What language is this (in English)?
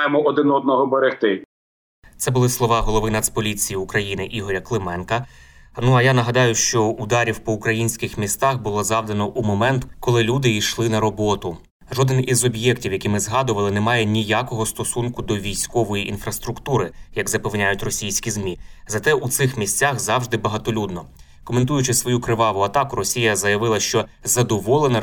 Ukrainian